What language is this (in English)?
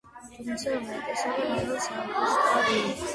Georgian